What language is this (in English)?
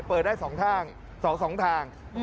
Thai